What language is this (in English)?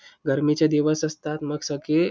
Marathi